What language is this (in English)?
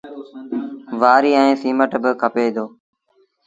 Sindhi Bhil